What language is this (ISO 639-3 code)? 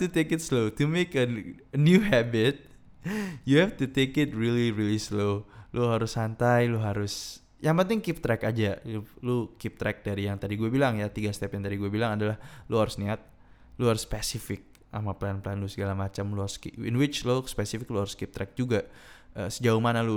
ind